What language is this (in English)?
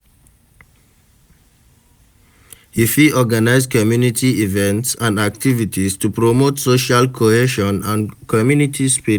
Nigerian Pidgin